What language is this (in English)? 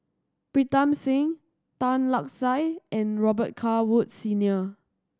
English